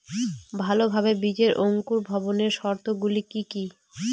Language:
Bangla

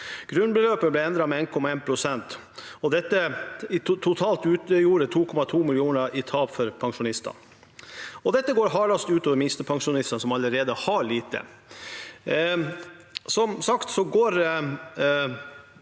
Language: Norwegian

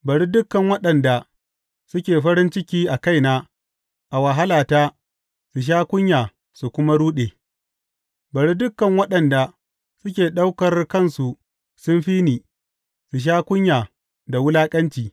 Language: Hausa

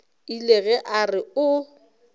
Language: Northern Sotho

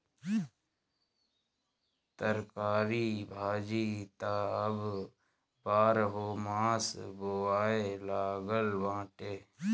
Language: Bhojpuri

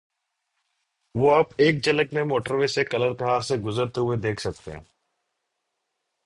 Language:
Urdu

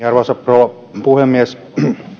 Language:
Finnish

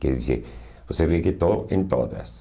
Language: Portuguese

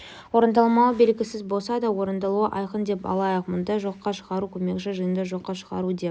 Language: Kazakh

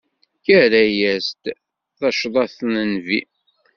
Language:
Kabyle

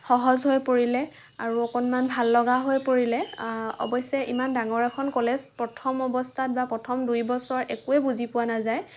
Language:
Assamese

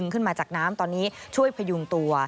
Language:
Thai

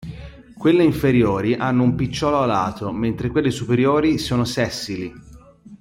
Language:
Italian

